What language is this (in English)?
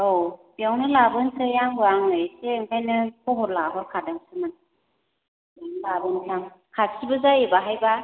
Bodo